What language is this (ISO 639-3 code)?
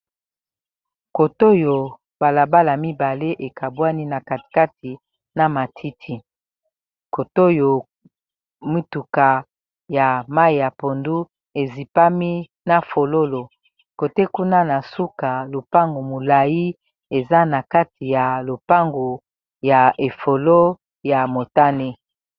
lin